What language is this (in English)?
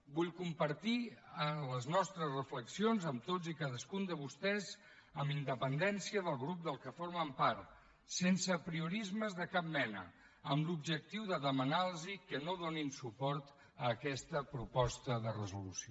Catalan